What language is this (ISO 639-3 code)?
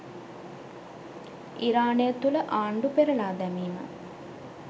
sin